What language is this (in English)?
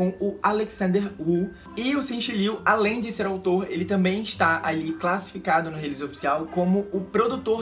Portuguese